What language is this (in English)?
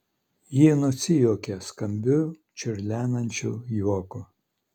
Lithuanian